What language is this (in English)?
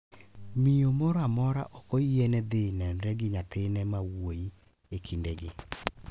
Luo (Kenya and Tanzania)